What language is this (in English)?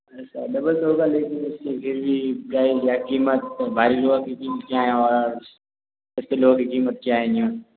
Hindi